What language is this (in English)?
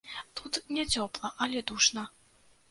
Belarusian